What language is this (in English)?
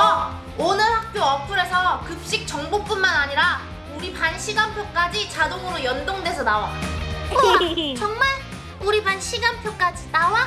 Korean